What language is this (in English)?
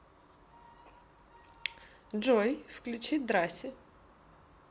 Russian